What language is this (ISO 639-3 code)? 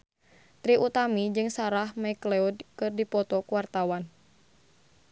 sun